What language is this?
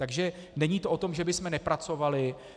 Czech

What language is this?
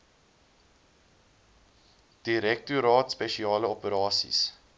Afrikaans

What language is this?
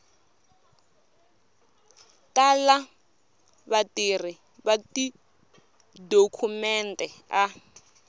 Tsonga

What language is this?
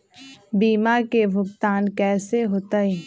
Magahi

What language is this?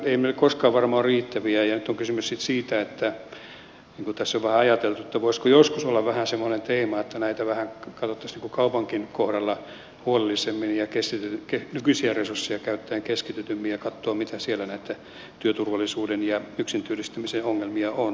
Finnish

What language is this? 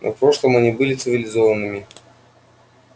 Russian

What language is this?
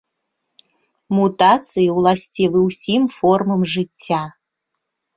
Belarusian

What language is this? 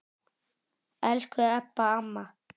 Icelandic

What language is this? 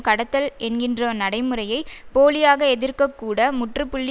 Tamil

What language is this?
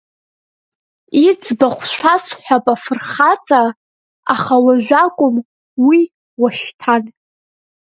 Abkhazian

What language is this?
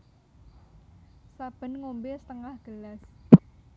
Javanese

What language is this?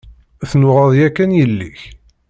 Kabyle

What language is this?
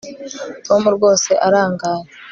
Kinyarwanda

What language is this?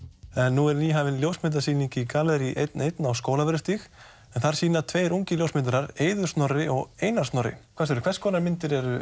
Icelandic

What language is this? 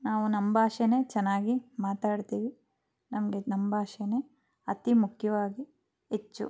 Kannada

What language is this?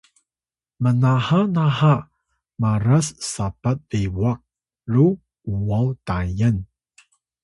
Atayal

